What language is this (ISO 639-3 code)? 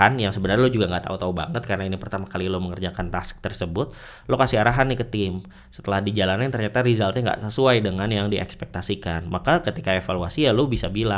ind